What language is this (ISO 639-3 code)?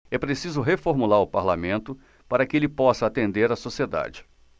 por